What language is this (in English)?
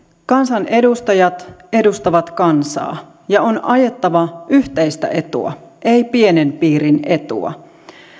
Finnish